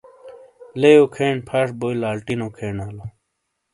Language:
Shina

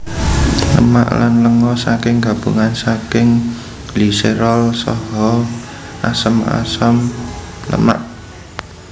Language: Javanese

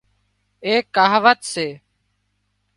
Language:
Wadiyara Koli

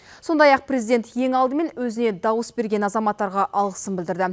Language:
Kazakh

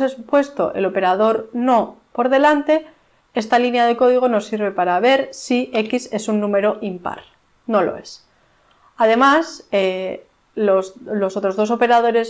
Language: Spanish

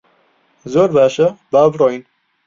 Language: Central Kurdish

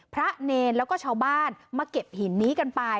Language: Thai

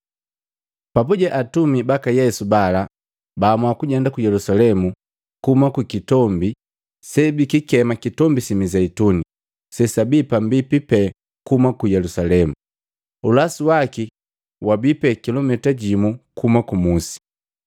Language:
Matengo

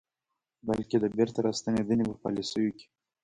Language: Pashto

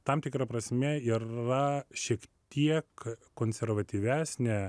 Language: Lithuanian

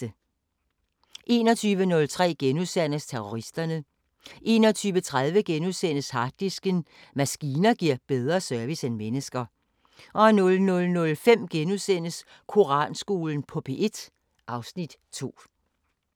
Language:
Danish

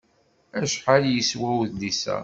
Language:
Kabyle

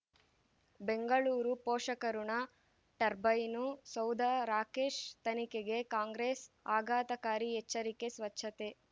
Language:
Kannada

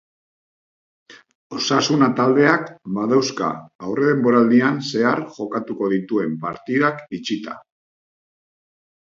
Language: Basque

